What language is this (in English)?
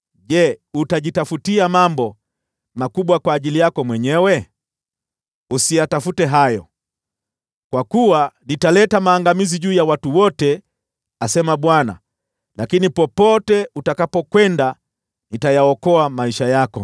Swahili